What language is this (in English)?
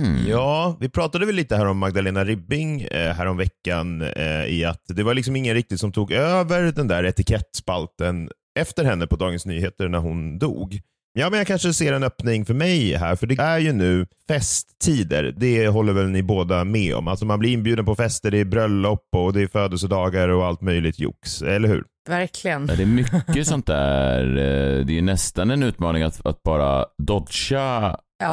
Swedish